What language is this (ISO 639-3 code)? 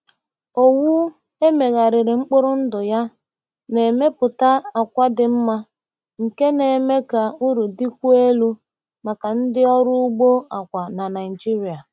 ibo